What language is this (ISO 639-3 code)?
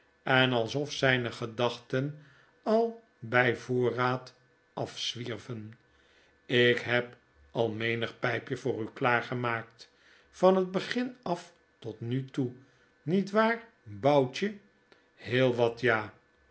nld